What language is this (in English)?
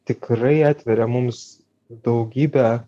Lithuanian